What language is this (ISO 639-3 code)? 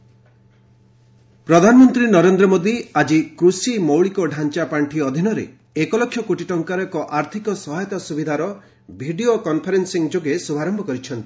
ori